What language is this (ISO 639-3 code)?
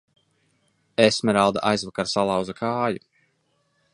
lav